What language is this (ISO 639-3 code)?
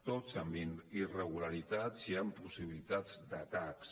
cat